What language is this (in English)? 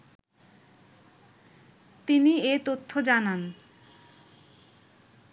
Bangla